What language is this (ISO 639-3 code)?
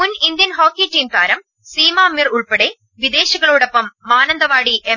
mal